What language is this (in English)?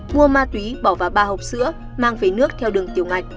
Vietnamese